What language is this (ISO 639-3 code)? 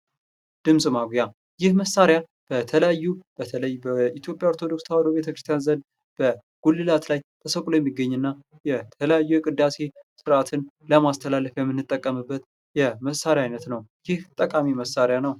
amh